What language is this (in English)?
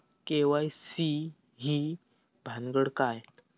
Marathi